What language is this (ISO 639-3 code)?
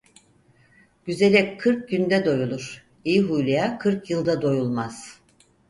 tur